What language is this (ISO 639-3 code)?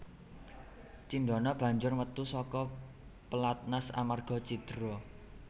jav